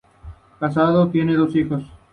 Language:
Spanish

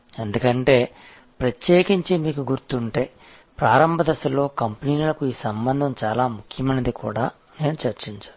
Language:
Telugu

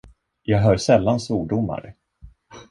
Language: Swedish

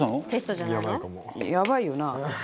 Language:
Japanese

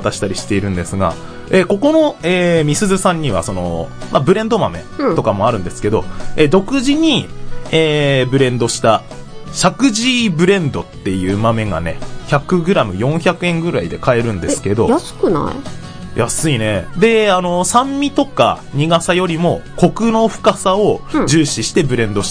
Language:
Japanese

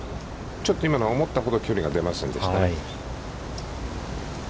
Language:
Japanese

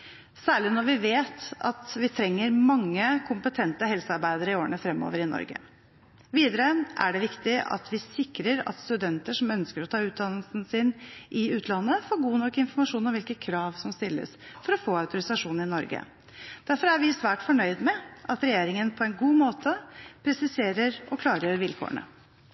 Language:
Norwegian Bokmål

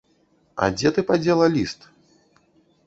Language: Belarusian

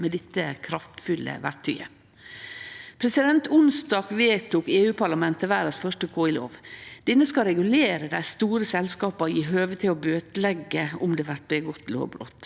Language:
Norwegian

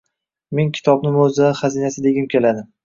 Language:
Uzbek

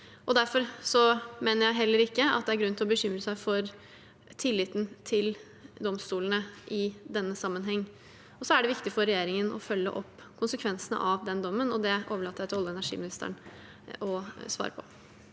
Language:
Norwegian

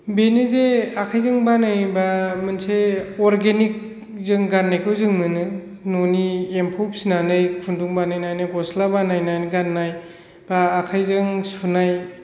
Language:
Bodo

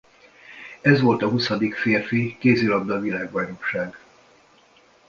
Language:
Hungarian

